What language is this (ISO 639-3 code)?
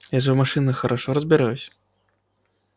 rus